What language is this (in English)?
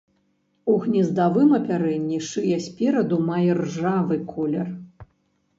Belarusian